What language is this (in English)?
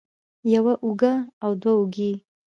Pashto